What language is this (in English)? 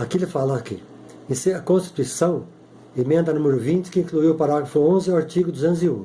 Portuguese